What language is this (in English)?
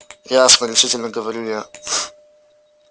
Russian